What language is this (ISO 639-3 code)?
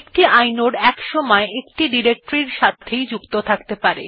ben